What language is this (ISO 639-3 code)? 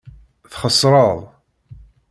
kab